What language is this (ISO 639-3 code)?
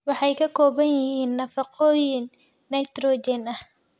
som